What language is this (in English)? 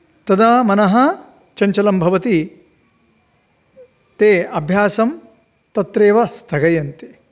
Sanskrit